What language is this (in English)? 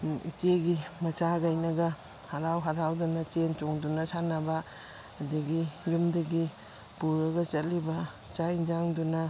Manipuri